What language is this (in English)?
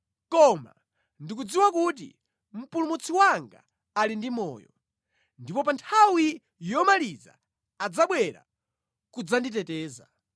Nyanja